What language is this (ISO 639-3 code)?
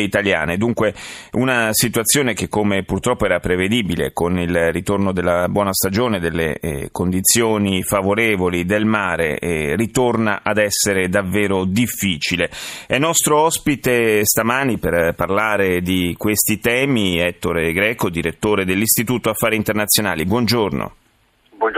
ita